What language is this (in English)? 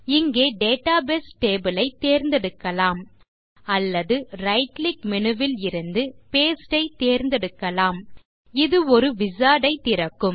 Tamil